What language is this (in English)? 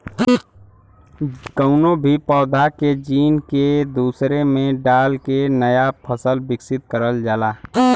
Bhojpuri